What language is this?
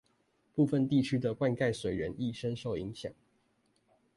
Chinese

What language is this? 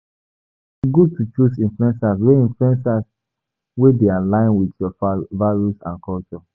Nigerian Pidgin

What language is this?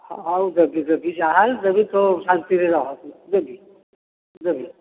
Odia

